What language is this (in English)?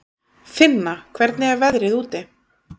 Icelandic